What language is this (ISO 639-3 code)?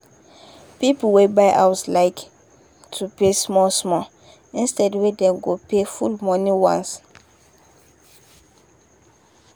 pcm